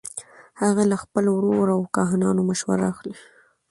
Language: Pashto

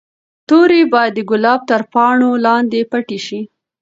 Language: Pashto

